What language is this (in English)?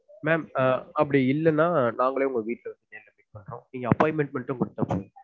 Tamil